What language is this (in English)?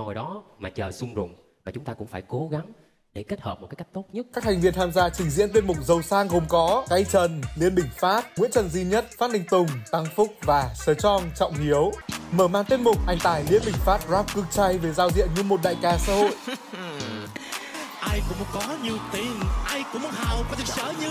Vietnamese